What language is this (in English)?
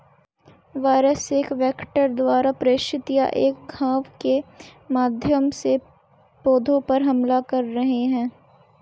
Hindi